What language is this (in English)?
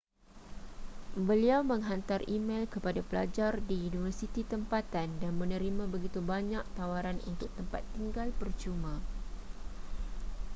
Malay